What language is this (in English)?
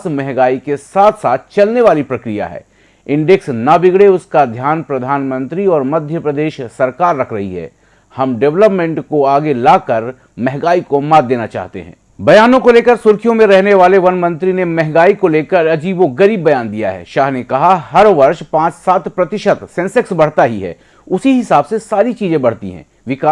Hindi